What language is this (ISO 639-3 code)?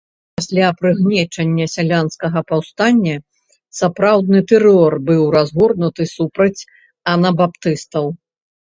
bel